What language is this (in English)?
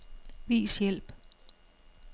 Danish